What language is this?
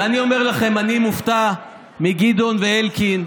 Hebrew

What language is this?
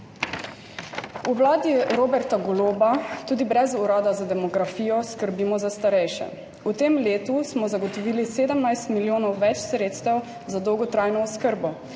Slovenian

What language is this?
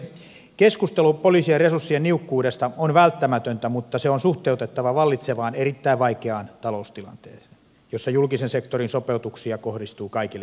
Finnish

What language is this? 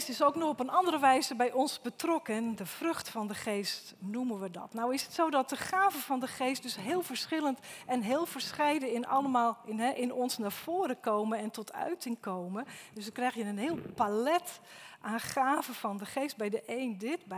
Dutch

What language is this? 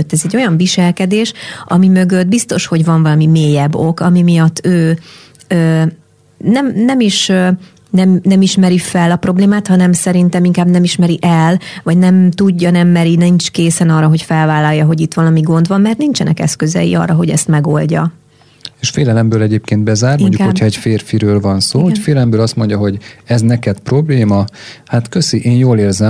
Hungarian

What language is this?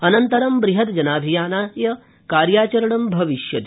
Sanskrit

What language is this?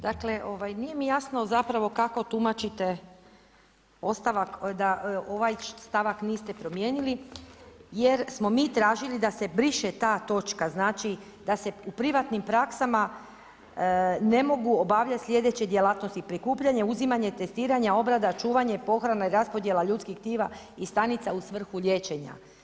Croatian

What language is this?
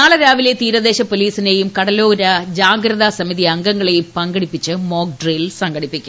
Malayalam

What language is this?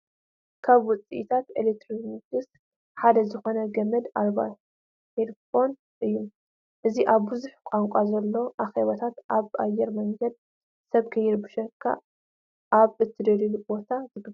Tigrinya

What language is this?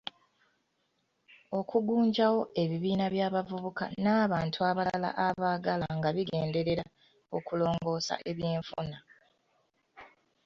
Ganda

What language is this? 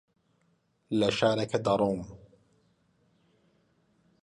Central Kurdish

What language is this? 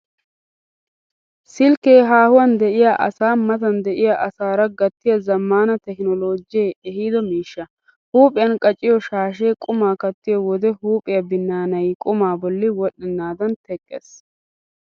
Wolaytta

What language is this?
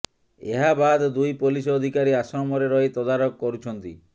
Odia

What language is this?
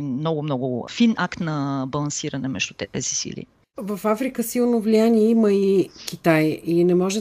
Bulgarian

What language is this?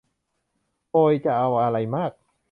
Thai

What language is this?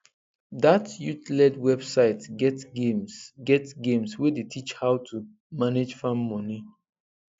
Nigerian Pidgin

